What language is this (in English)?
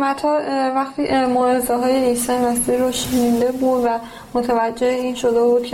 Persian